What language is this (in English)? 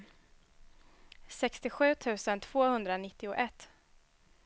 Swedish